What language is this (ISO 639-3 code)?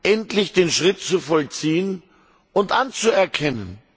deu